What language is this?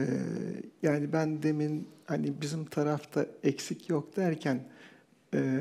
Turkish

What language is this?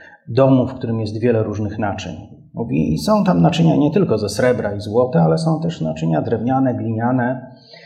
Polish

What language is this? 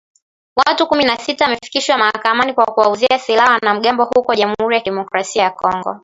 Swahili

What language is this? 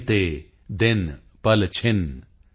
Punjabi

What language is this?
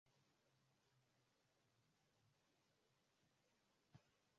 Swahili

